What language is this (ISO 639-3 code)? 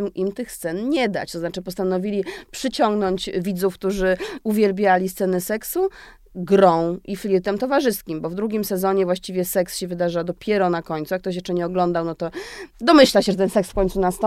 pol